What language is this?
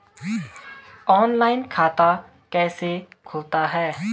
Hindi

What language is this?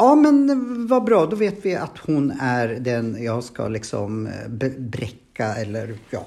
Swedish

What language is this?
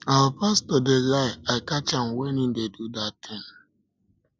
Nigerian Pidgin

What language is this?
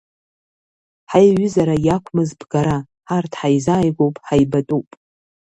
Abkhazian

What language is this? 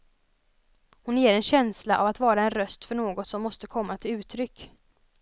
Swedish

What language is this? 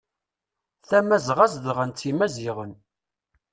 Kabyle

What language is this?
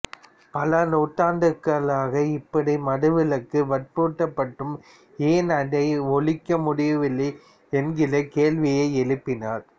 Tamil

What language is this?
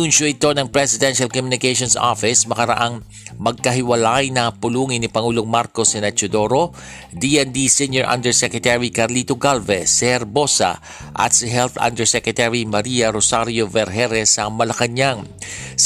Filipino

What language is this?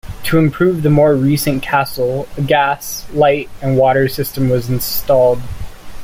English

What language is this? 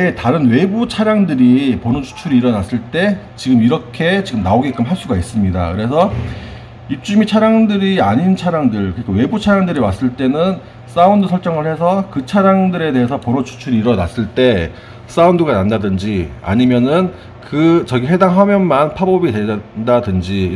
Korean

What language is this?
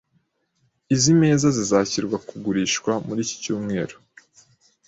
Kinyarwanda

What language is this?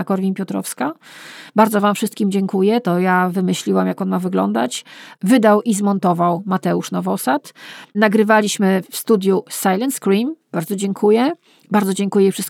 Polish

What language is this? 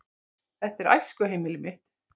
Icelandic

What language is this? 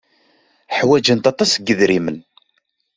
Kabyle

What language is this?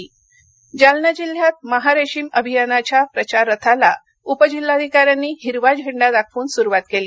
Marathi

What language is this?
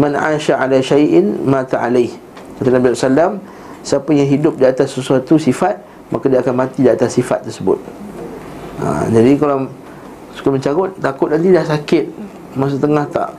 Malay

